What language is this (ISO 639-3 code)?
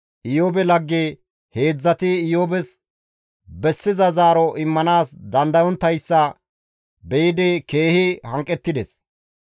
gmv